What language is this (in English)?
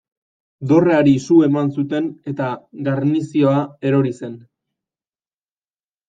Basque